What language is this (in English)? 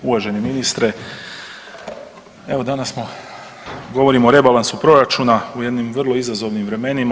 Croatian